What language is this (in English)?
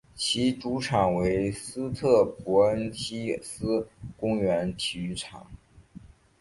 Chinese